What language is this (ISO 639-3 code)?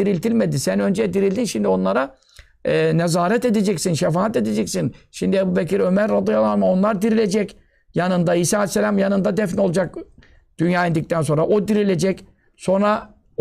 tur